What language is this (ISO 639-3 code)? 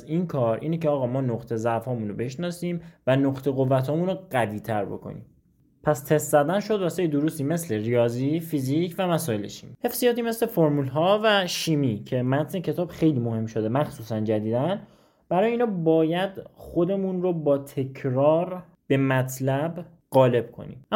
fas